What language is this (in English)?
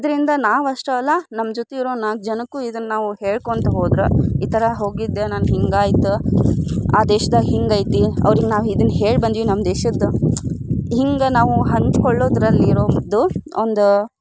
Kannada